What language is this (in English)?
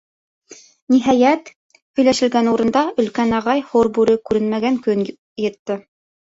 Bashkir